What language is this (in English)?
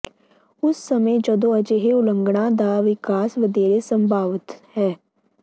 Punjabi